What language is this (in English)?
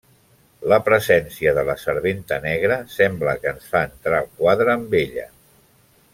Catalan